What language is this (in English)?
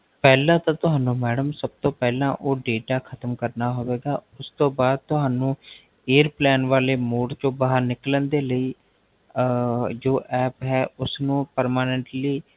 Punjabi